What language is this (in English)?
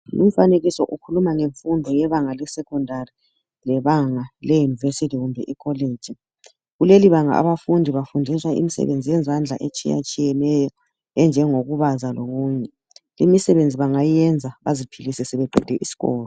North Ndebele